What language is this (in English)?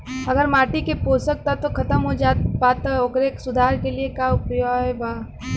Bhojpuri